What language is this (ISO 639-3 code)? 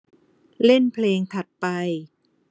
tha